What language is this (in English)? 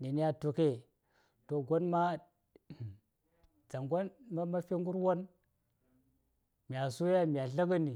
Saya